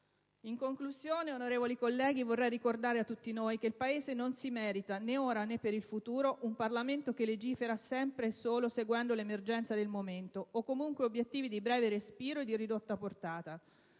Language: Italian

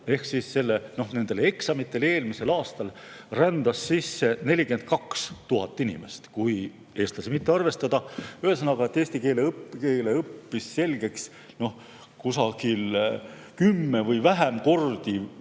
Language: Estonian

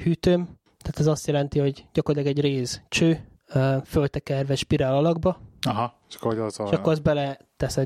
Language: Hungarian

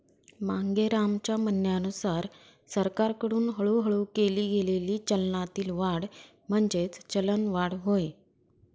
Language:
Marathi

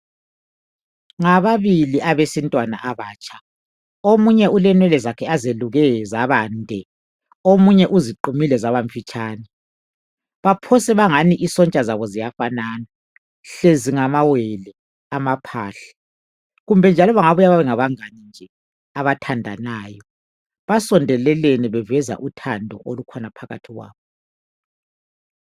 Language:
North Ndebele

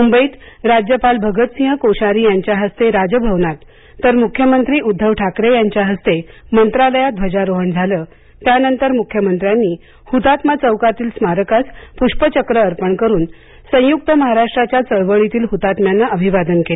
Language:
Marathi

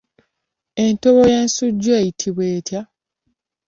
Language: Ganda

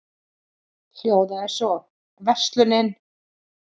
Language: Icelandic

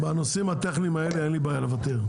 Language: Hebrew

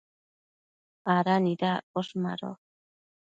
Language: Matsés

